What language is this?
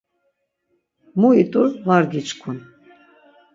Laz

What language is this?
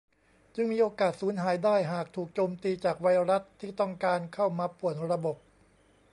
Thai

